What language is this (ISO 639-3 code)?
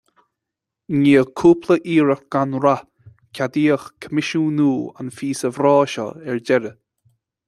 gle